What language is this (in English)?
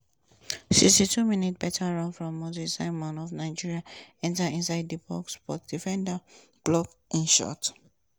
Nigerian Pidgin